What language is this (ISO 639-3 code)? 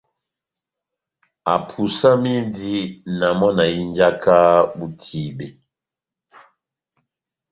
bnm